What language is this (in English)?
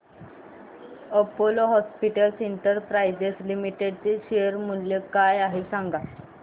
Marathi